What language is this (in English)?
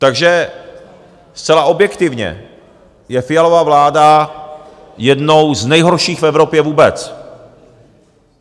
Czech